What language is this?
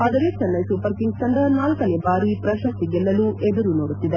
Kannada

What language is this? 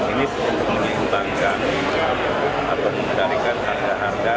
Indonesian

